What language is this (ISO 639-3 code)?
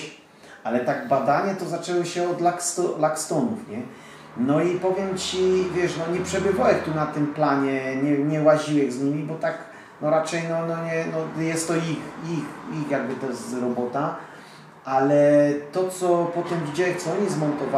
pol